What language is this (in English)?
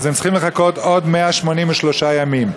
Hebrew